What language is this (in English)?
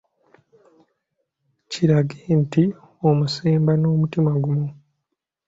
Ganda